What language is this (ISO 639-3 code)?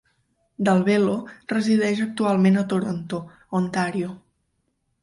cat